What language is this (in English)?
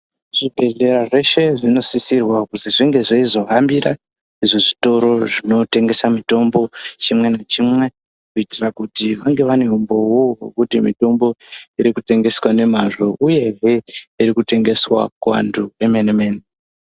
Ndau